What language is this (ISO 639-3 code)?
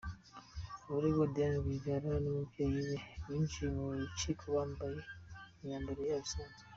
kin